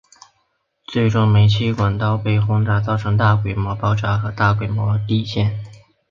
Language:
Chinese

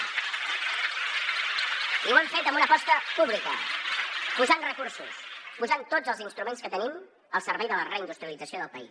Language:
Catalan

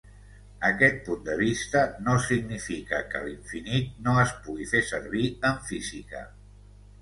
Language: Catalan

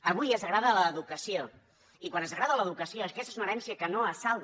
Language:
Catalan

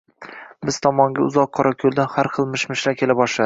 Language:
Uzbek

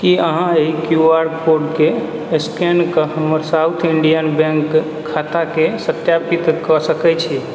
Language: Maithili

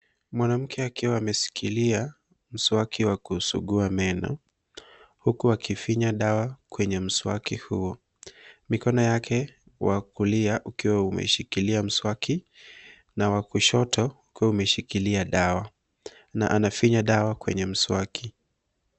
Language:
Swahili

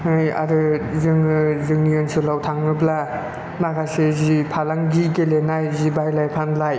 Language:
Bodo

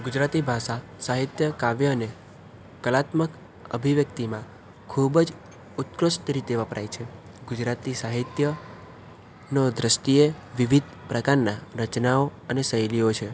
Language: Gujarati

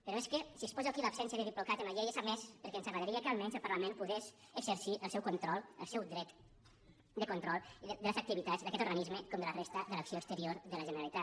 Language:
Catalan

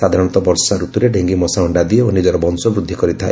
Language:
Odia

